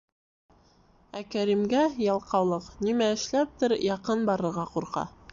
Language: Bashkir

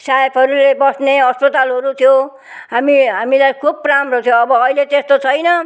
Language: Nepali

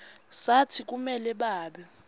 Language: Swati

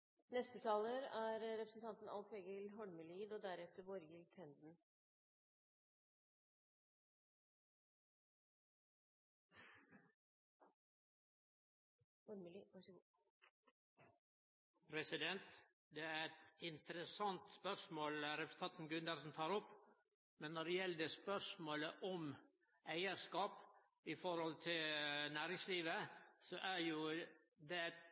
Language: Norwegian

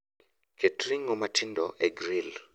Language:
Luo (Kenya and Tanzania)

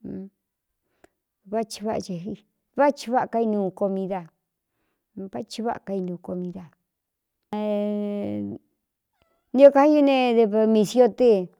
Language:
Cuyamecalco Mixtec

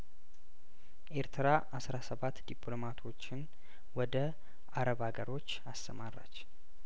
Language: Amharic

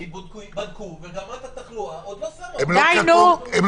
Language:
Hebrew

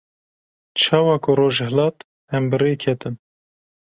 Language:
Kurdish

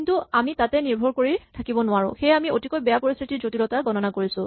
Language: Assamese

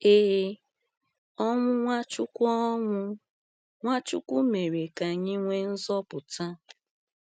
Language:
Igbo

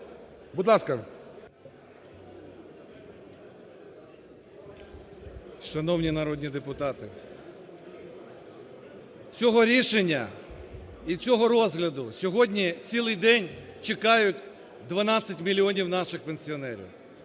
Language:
Ukrainian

